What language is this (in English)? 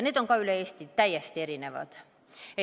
Estonian